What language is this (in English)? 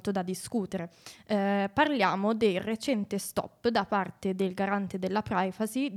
Italian